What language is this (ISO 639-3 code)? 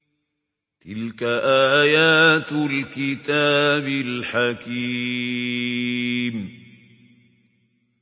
ara